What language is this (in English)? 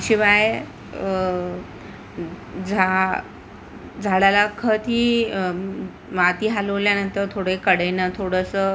Marathi